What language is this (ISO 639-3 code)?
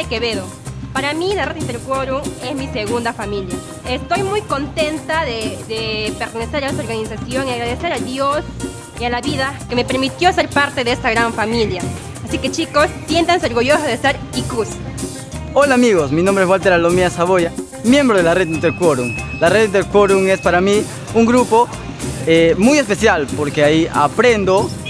spa